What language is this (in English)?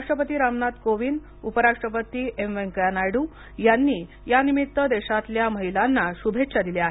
Marathi